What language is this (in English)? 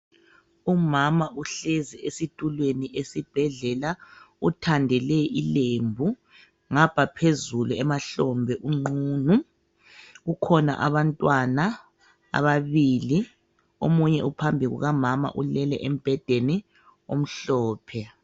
North Ndebele